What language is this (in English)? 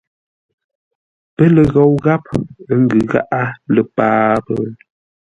Ngombale